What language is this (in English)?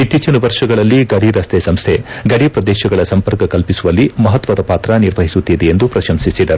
Kannada